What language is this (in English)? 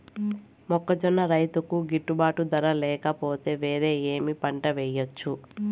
Telugu